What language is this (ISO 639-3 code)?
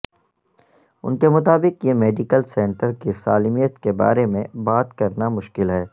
urd